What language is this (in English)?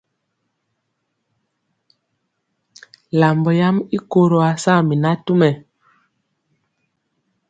Mpiemo